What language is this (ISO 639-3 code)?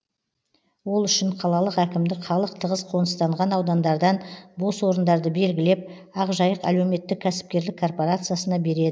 kaz